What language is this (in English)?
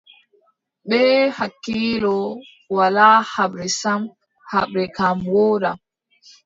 Adamawa Fulfulde